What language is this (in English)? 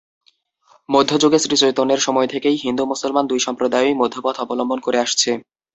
Bangla